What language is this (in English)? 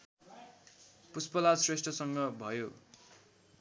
Nepali